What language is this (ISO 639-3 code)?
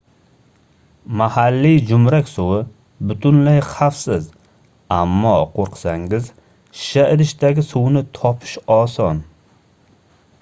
uzb